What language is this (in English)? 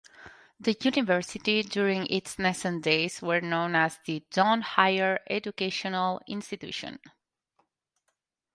English